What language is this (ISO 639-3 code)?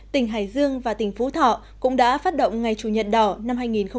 vie